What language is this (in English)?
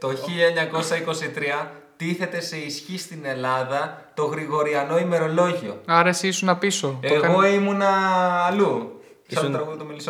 Greek